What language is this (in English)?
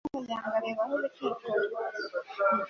Kinyarwanda